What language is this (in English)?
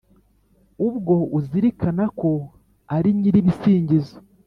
Kinyarwanda